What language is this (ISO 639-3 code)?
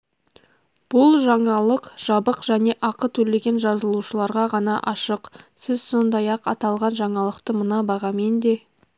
kaz